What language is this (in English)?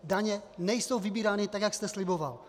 Czech